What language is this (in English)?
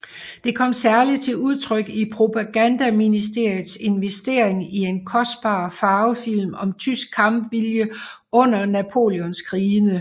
Danish